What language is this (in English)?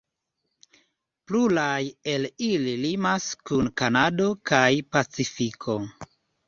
Esperanto